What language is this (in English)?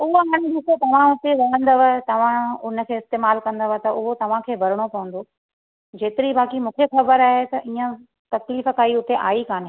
Sindhi